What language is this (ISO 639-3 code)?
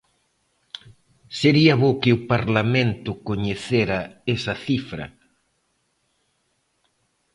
glg